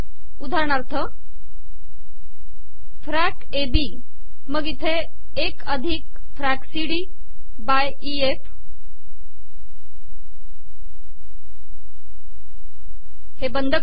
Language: Marathi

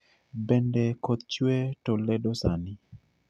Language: Luo (Kenya and Tanzania)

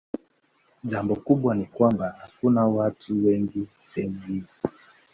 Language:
Swahili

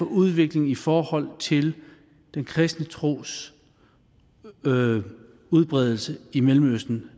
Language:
Danish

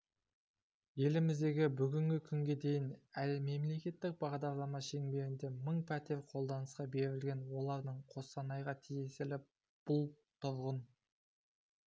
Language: Kazakh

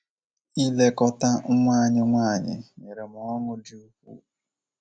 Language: Igbo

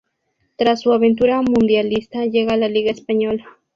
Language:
Spanish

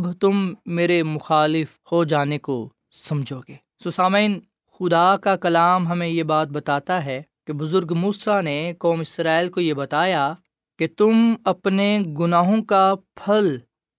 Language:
Urdu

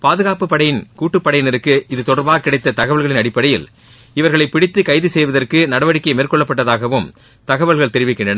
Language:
Tamil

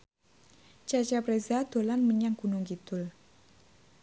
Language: Javanese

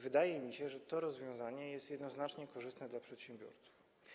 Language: Polish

